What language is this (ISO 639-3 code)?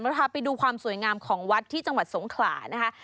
tha